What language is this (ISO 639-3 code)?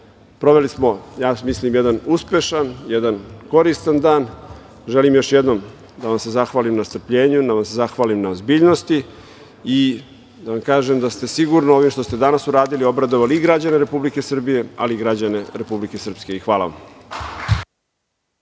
srp